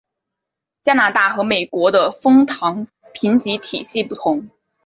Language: Chinese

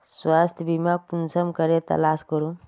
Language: Magahi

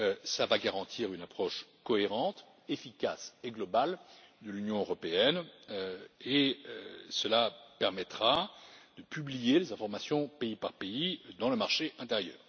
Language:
French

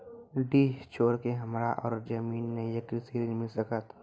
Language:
Maithili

